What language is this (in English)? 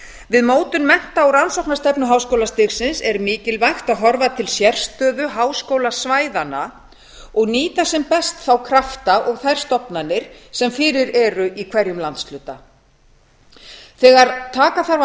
Icelandic